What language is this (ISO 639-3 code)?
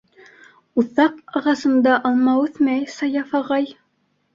bak